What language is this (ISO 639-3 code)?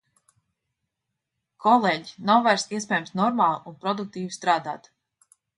lav